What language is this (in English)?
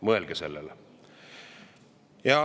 Estonian